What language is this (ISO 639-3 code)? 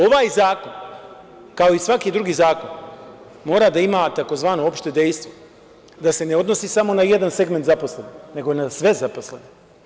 srp